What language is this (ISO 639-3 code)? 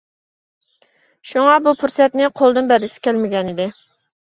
uig